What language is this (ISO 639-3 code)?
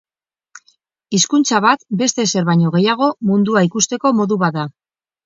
eus